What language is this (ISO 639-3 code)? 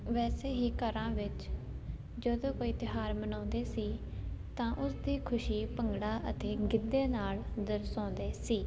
pan